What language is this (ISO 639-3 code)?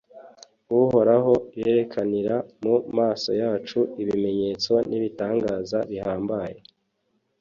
kin